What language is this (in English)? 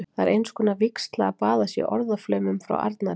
Icelandic